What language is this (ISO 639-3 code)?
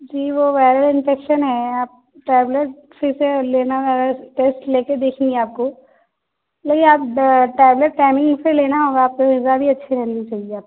urd